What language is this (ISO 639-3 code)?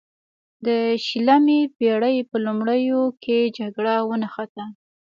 pus